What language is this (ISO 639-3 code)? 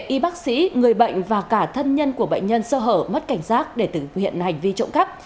vie